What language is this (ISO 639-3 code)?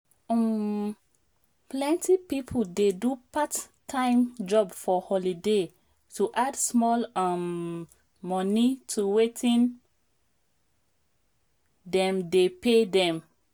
pcm